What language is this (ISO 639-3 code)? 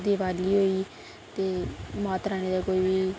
doi